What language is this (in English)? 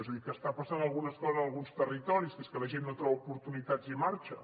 Catalan